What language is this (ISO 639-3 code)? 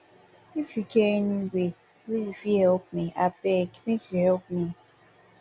pcm